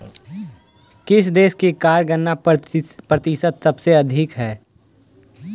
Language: Magahi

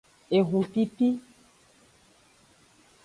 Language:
Aja (Benin)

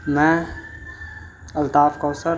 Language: Urdu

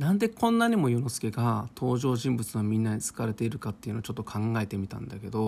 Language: Japanese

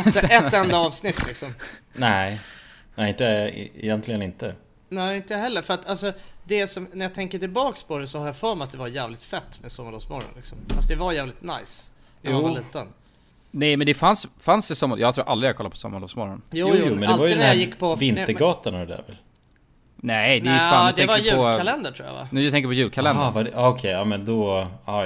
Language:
Swedish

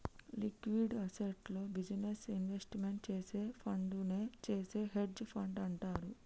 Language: Telugu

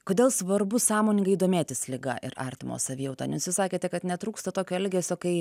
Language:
Lithuanian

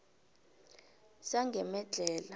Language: South Ndebele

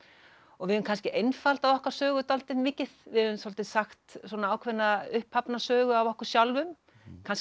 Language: Icelandic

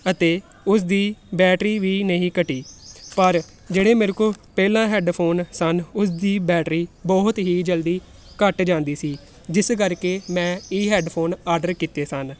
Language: Punjabi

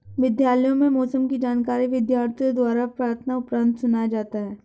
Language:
Hindi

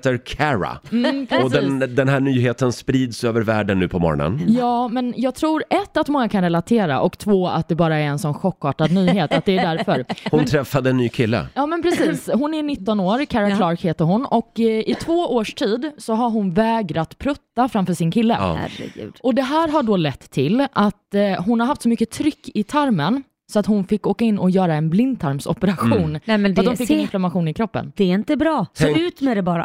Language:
Swedish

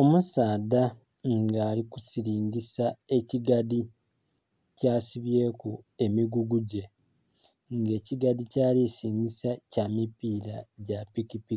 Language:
Soga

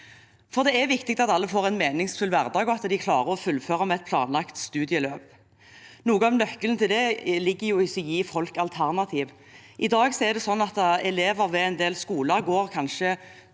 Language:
Norwegian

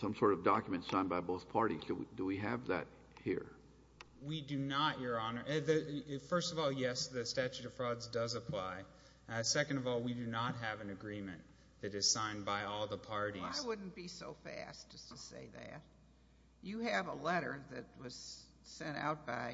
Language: English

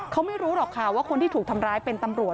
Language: Thai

